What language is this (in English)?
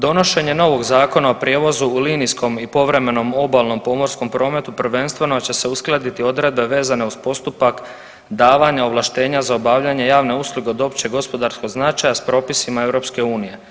Croatian